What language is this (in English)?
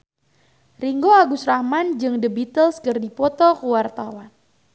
Sundanese